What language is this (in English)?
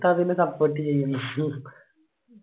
Malayalam